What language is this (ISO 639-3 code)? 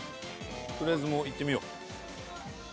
jpn